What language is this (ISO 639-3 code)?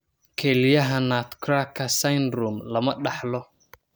som